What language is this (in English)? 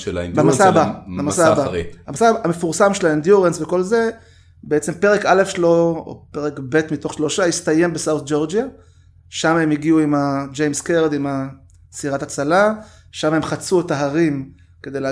Hebrew